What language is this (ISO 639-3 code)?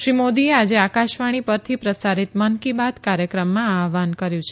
guj